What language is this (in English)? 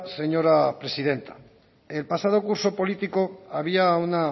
Spanish